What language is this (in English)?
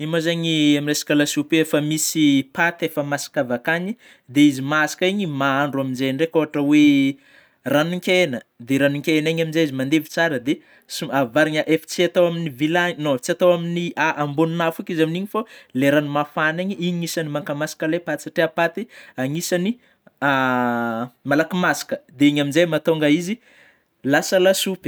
Northern Betsimisaraka Malagasy